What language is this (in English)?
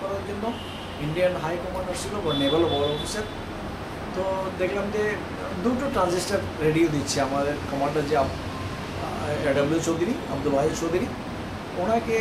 Hindi